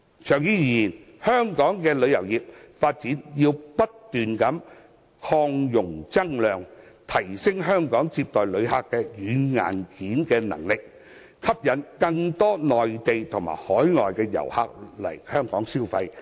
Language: Cantonese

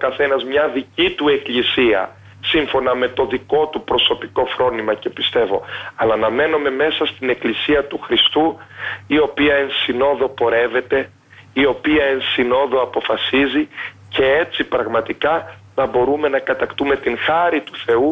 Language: Greek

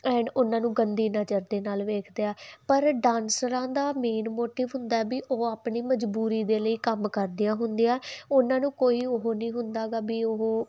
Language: Punjabi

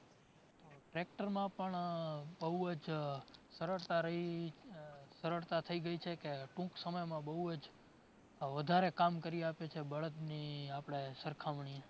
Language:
Gujarati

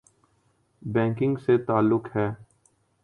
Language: Urdu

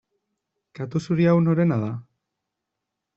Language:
Basque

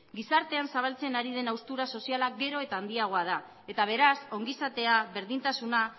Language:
Basque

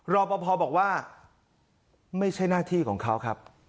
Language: Thai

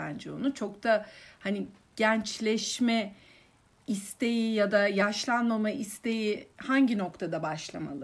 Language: Turkish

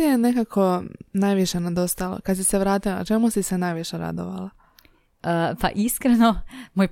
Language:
Croatian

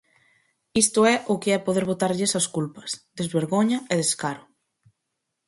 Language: Galician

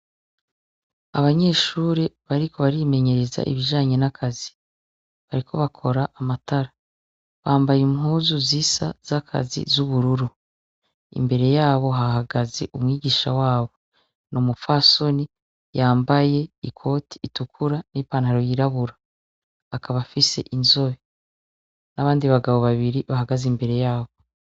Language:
Rundi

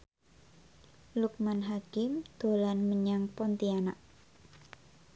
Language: Javanese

